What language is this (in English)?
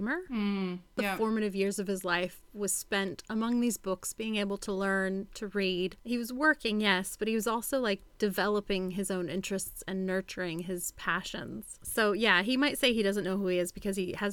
English